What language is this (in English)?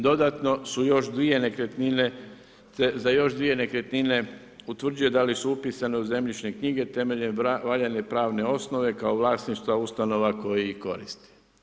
Croatian